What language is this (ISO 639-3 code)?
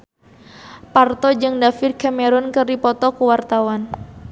sun